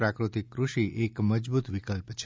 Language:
Gujarati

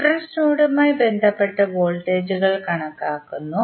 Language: Malayalam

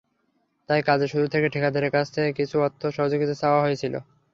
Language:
Bangla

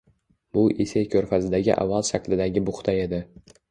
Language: Uzbek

